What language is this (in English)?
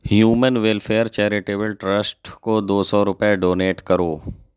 Urdu